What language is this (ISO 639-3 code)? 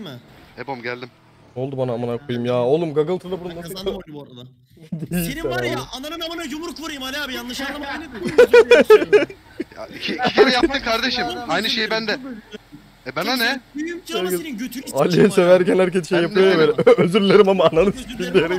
tur